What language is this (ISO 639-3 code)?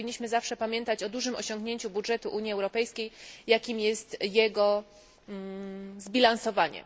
pol